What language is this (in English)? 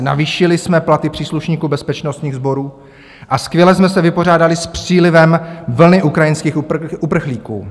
Czech